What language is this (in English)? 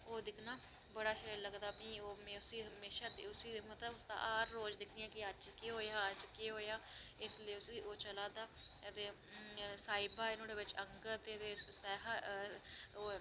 Dogri